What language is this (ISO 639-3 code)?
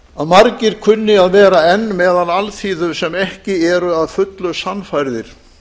isl